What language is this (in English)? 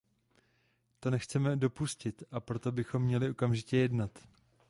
Czech